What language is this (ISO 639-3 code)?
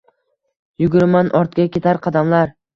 uzb